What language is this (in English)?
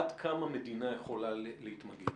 Hebrew